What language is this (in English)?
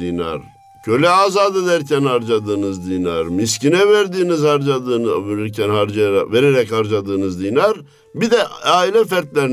Turkish